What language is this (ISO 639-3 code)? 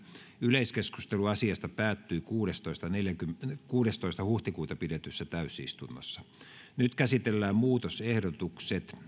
fin